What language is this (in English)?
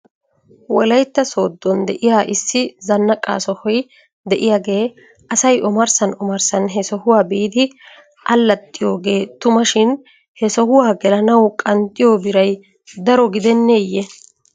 Wolaytta